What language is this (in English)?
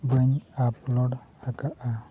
Santali